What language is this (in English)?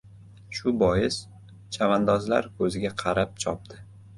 Uzbek